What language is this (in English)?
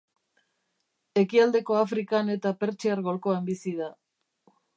Basque